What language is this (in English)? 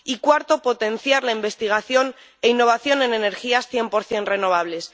Spanish